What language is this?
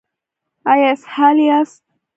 Pashto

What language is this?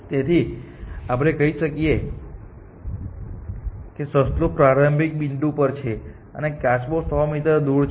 Gujarati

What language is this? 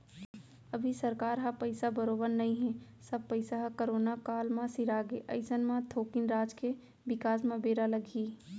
Chhattisgarhi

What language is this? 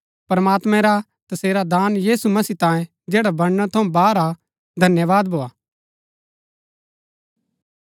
Gaddi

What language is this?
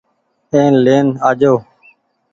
Goaria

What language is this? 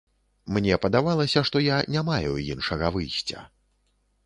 Belarusian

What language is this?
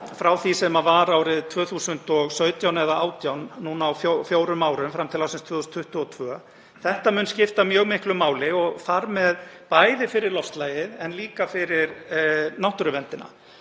Icelandic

